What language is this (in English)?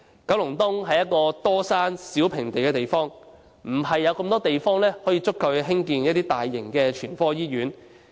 Cantonese